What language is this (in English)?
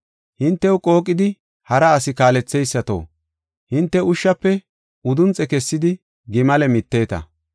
Gofa